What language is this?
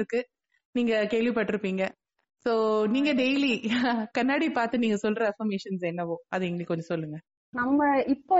Tamil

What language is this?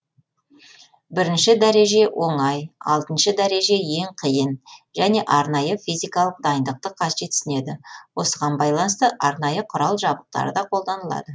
Kazakh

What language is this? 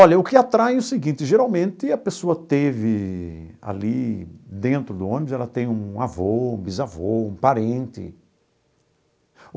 Portuguese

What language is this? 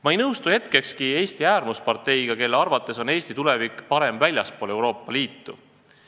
Estonian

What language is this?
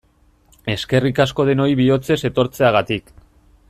Basque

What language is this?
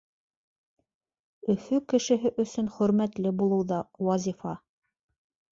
Bashkir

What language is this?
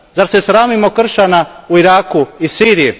Croatian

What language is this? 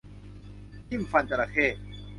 Thai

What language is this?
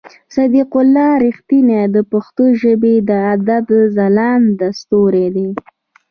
Pashto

